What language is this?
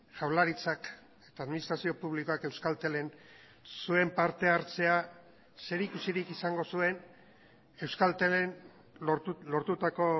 Basque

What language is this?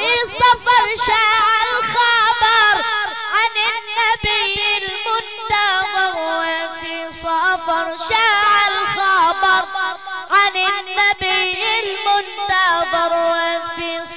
Arabic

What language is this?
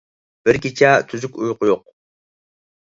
Uyghur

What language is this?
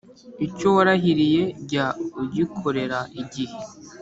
Kinyarwanda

